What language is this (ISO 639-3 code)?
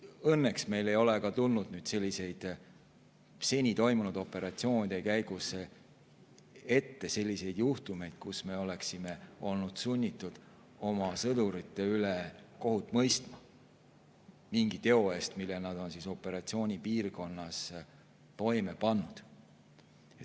est